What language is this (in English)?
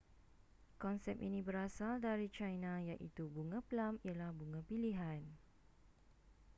Malay